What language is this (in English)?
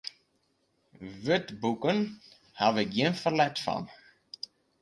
Western Frisian